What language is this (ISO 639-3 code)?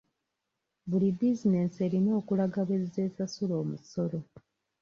lug